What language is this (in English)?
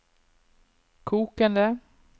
Norwegian